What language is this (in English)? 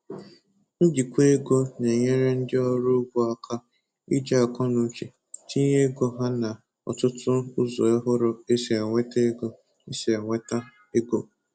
Igbo